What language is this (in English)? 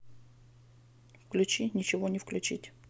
Russian